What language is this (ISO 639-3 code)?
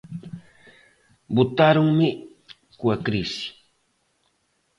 glg